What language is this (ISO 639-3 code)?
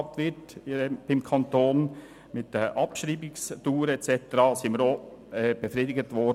gsw